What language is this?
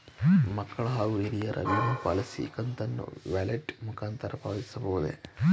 Kannada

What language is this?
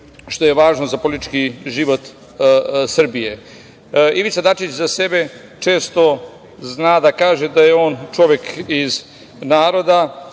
Serbian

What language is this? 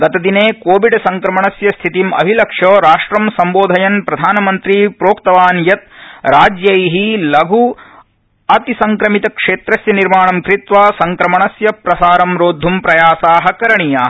Sanskrit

